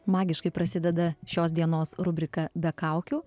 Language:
Lithuanian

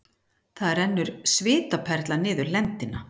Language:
Icelandic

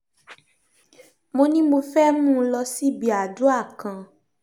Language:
Yoruba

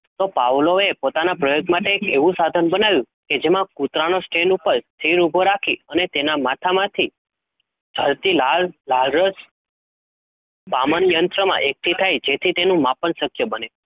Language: Gujarati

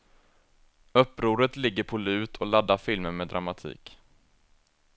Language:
Swedish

